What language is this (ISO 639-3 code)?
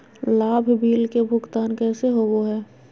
mag